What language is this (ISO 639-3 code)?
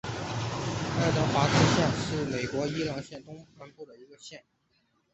zho